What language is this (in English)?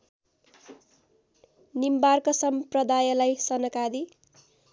Nepali